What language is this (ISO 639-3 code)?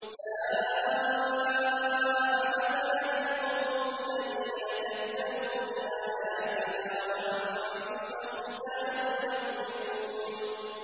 ara